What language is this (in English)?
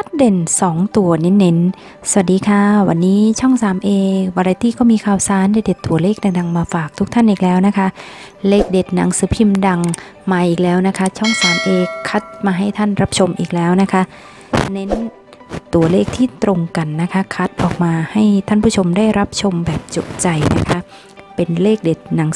Thai